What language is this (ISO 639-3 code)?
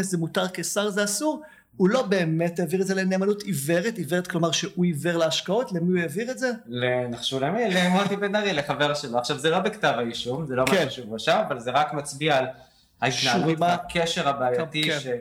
heb